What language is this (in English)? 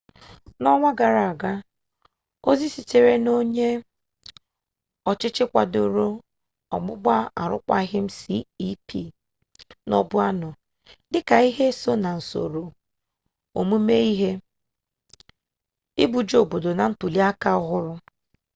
Igbo